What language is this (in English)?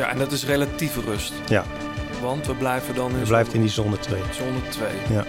Dutch